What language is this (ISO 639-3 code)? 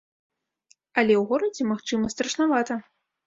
bel